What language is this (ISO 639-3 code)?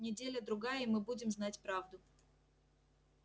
rus